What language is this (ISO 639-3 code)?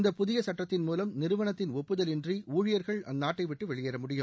tam